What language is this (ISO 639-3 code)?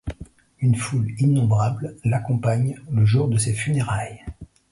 fra